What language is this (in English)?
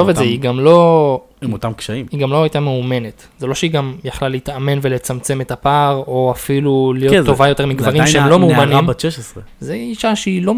Hebrew